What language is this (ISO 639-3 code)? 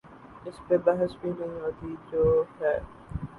urd